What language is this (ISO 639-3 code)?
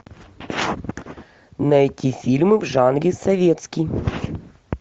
rus